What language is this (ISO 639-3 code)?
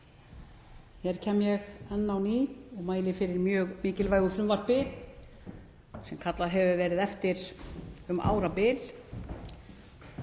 isl